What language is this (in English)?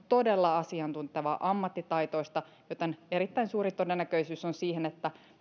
Finnish